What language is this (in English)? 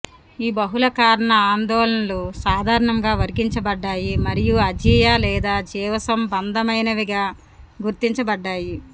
Telugu